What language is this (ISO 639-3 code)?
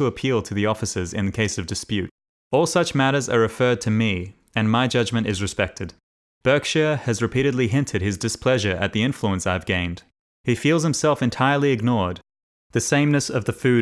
eng